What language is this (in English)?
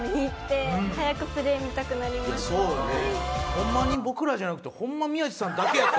Japanese